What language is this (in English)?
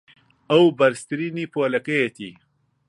Central Kurdish